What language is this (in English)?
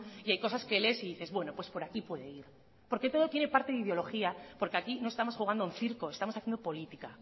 Spanish